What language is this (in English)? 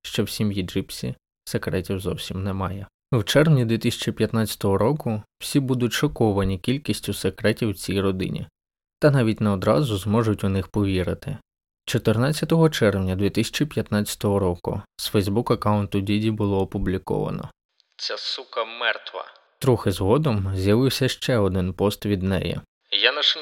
Ukrainian